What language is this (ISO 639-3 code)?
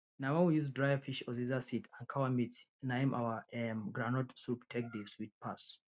pcm